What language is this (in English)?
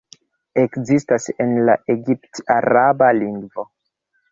Esperanto